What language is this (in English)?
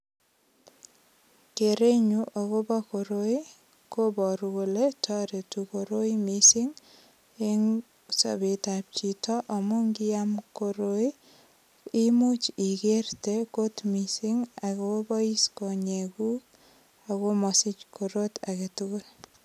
Kalenjin